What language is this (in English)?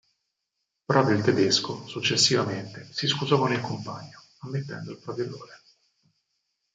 Italian